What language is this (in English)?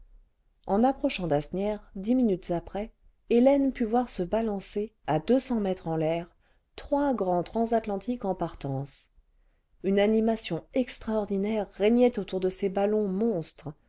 French